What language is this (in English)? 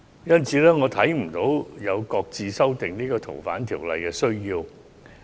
Cantonese